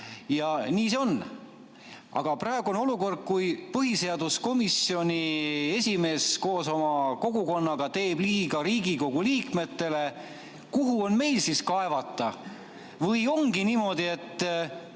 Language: Estonian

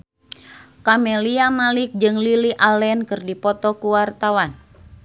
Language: Sundanese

